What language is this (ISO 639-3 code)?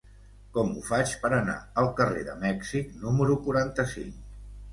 cat